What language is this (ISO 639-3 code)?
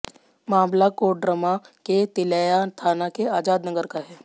hin